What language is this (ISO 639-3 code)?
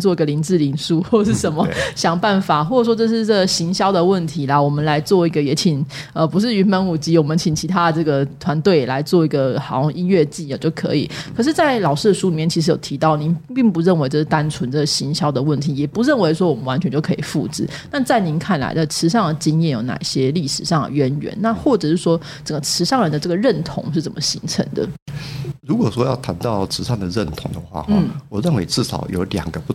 zho